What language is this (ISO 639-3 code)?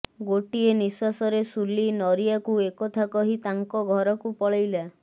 ori